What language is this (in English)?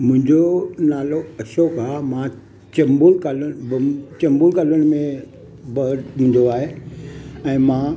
Sindhi